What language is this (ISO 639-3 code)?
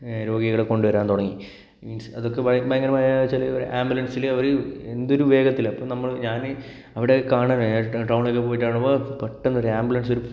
mal